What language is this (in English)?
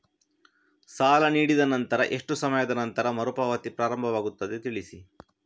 Kannada